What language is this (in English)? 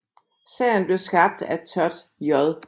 Danish